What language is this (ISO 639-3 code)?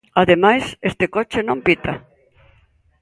glg